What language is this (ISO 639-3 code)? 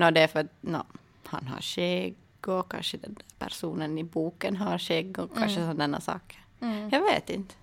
swe